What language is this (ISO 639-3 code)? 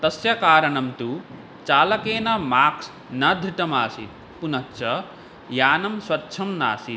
san